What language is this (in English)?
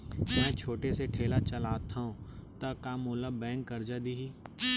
Chhattisgarhi